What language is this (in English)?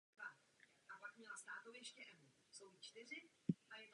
Czech